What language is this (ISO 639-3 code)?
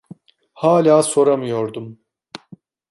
tur